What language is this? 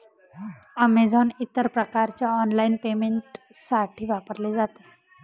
Marathi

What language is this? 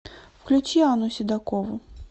Russian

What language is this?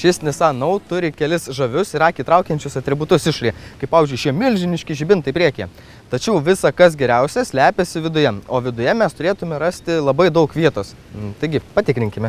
Lithuanian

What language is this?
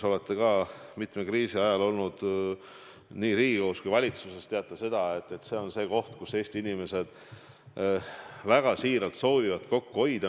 Estonian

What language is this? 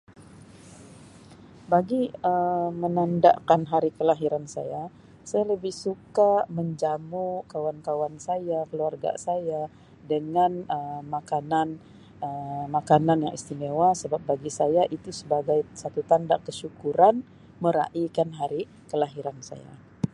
Sabah Malay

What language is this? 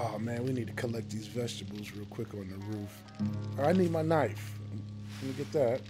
English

